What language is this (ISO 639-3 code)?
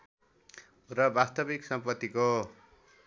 nep